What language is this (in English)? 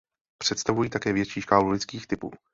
Czech